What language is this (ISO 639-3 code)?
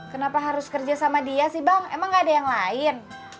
ind